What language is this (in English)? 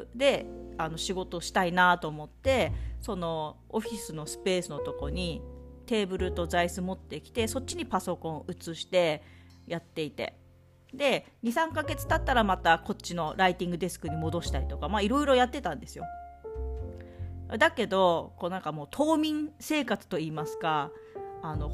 Japanese